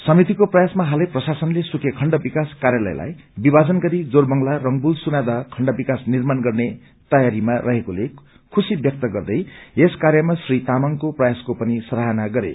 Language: Nepali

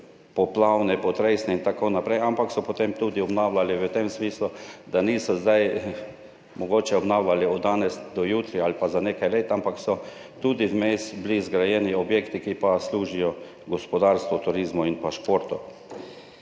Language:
Slovenian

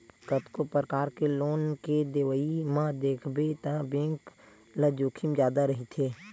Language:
Chhattisgarhi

